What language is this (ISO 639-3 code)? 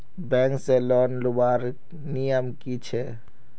mag